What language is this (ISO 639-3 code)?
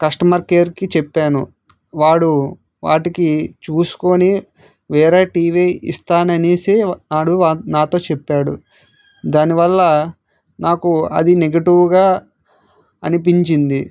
tel